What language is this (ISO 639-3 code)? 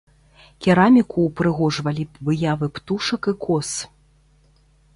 bel